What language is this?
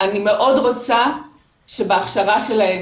Hebrew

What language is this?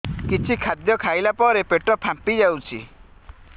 Odia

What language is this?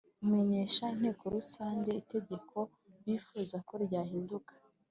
Kinyarwanda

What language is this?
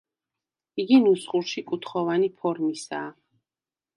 Georgian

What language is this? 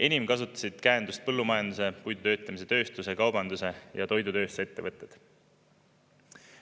Estonian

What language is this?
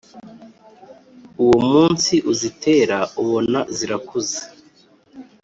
Kinyarwanda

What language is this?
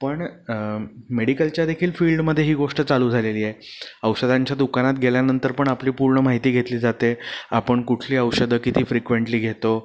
Marathi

